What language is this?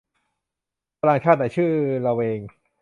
Thai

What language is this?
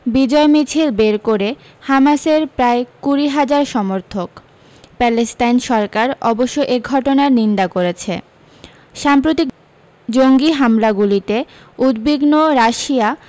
Bangla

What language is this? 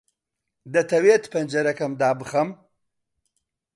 Central Kurdish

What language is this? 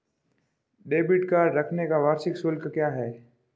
Hindi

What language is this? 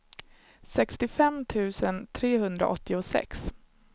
Swedish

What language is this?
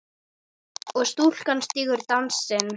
Icelandic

